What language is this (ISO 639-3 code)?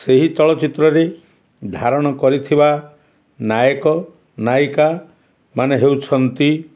ori